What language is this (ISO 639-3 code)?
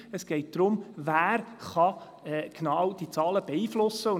gsw